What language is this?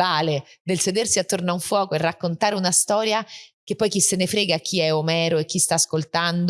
Italian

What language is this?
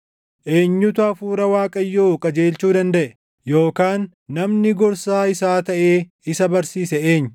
Oromo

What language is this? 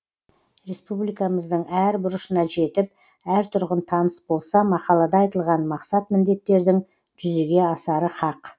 Kazakh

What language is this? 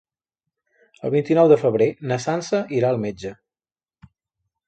Catalan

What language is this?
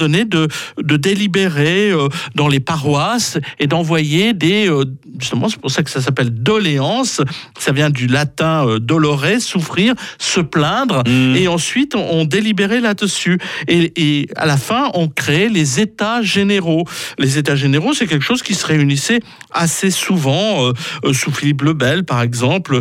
French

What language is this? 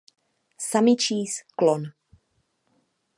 Czech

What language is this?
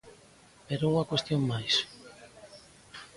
Galician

